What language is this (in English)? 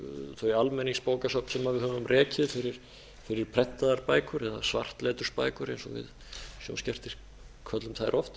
Icelandic